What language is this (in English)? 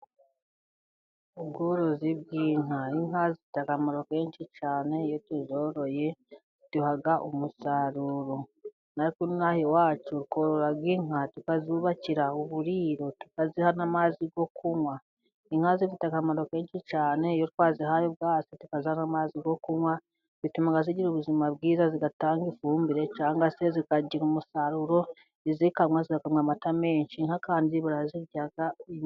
Kinyarwanda